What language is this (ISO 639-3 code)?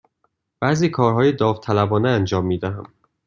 fas